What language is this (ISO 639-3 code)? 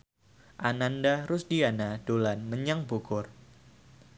jav